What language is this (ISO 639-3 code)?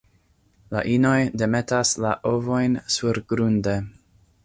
epo